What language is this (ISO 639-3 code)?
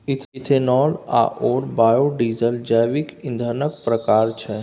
mai